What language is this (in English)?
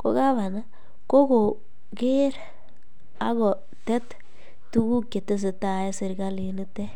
Kalenjin